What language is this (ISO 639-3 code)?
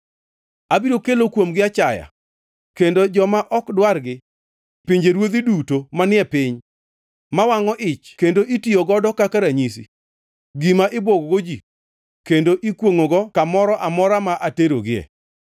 luo